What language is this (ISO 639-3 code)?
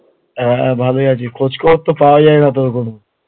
ben